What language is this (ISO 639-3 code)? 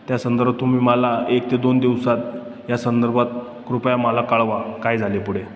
mar